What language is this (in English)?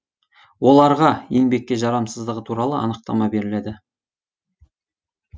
Kazakh